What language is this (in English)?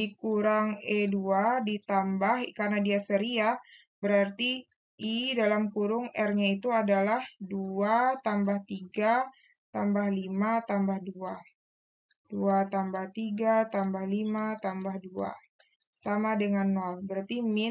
Indonesian